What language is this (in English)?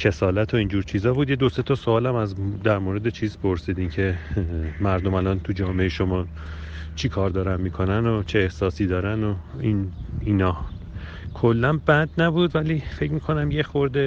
Persian